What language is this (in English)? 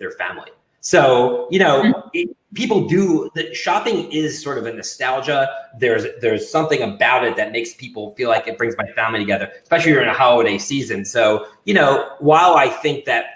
English